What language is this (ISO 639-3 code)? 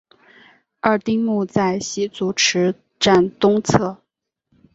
zho